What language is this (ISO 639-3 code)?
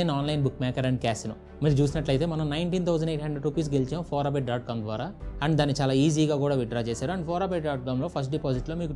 tel